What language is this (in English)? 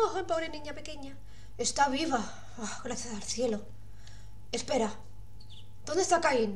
Spanish